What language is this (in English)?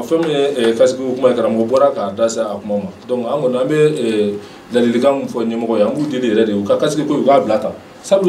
Arabic